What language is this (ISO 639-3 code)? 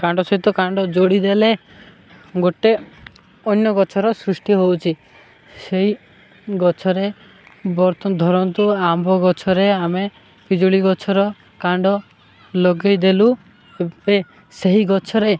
ori